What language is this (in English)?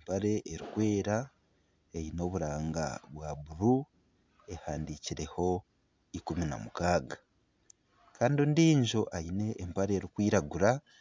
Nyankole